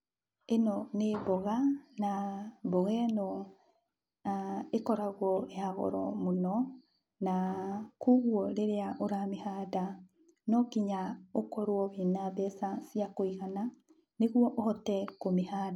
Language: Kikuyu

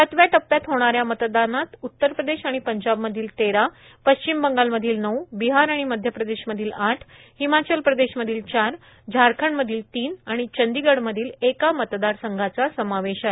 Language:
Marathi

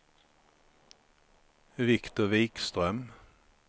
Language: Swedish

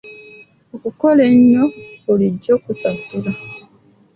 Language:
Ganda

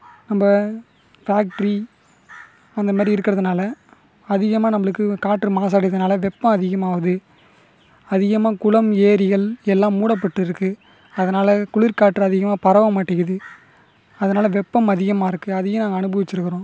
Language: Tamil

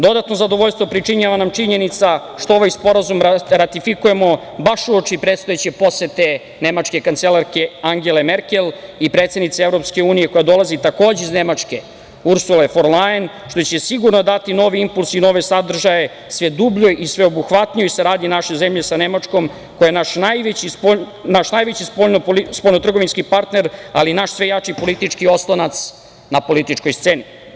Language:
Serbian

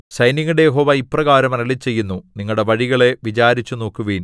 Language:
Malayalam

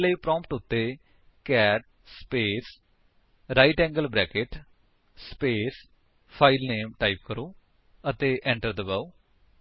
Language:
Punjabi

